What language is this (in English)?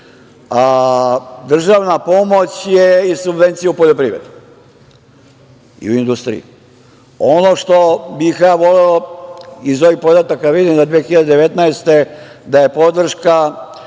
Serbian